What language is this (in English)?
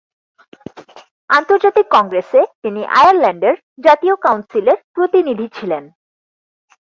Bangla